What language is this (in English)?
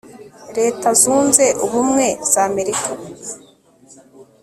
Kinyarwanda